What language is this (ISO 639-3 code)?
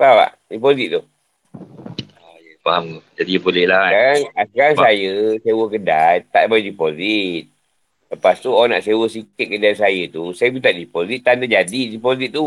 msa